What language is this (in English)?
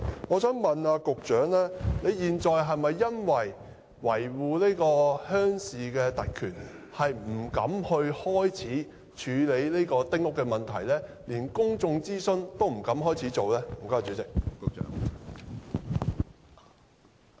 Cantonese